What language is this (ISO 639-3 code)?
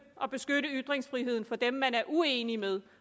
dan